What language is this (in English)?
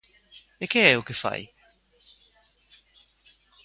Galician